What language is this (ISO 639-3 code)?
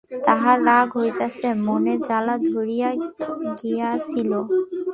ben